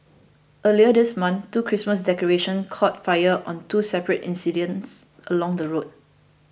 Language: English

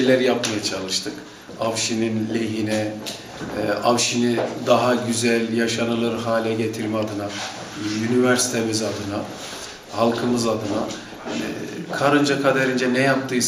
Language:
Turkish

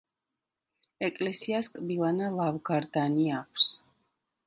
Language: Georgian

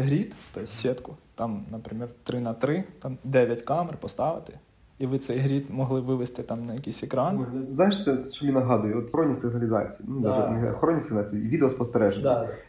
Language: Ukrainian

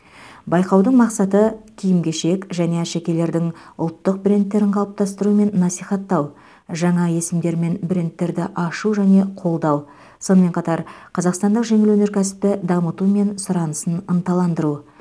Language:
Kazakh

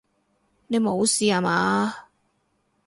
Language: Cantonese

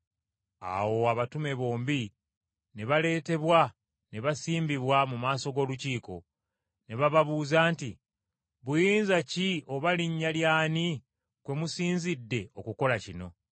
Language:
Ganda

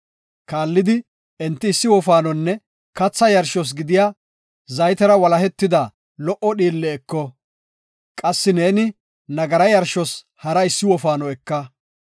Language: Gofa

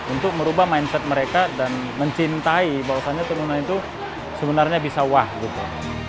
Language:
Indonesian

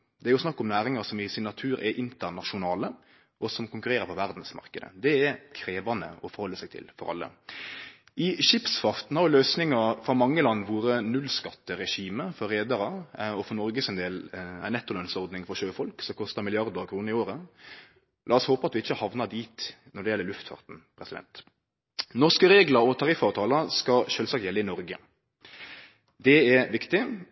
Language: Norwegian Nynorsk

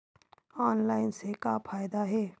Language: Chhattisgarhi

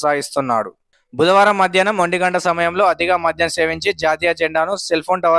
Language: Telugu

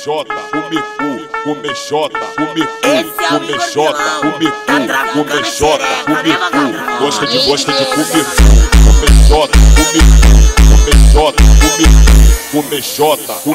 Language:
Portuguese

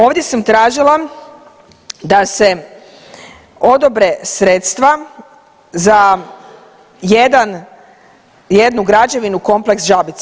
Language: Croatian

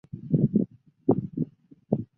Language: Chinese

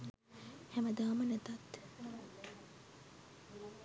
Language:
Sinhala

